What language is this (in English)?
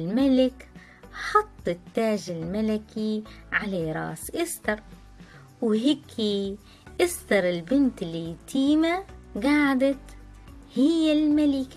Arabic